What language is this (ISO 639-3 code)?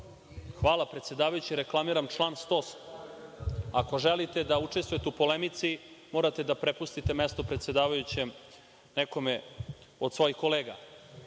srp